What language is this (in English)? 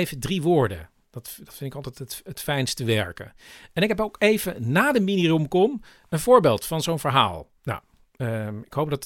Dutch